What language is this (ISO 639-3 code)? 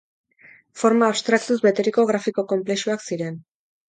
eus